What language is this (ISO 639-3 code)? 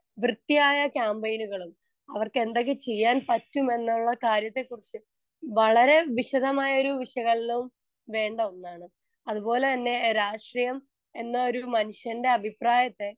mal